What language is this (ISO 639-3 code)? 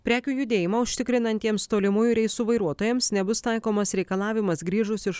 lit